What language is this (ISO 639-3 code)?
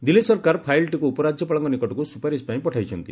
ori